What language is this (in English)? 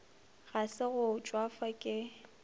Northern Sotho